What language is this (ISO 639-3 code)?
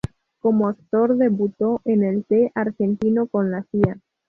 spa